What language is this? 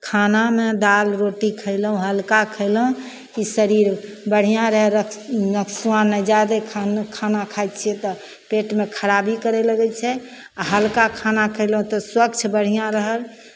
Maithili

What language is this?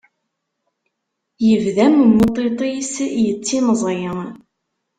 Kabyle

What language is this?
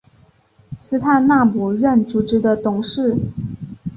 Chinese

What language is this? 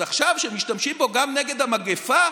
Hebrew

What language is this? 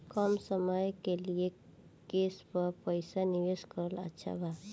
Bhojpuri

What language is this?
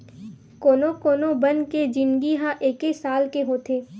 Chhattisgarhi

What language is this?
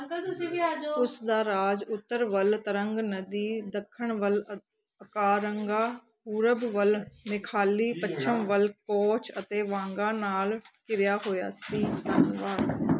Punjabi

